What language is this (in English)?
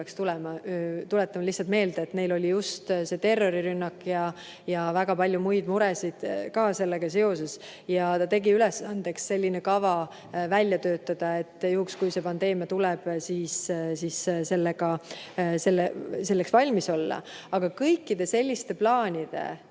Estonian